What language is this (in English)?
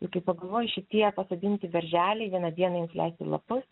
Lithuanian